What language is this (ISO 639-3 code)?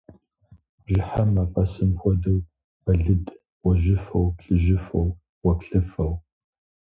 kbd